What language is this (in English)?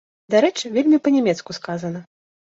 Belarusian